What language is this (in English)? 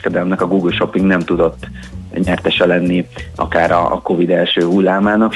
Hungarian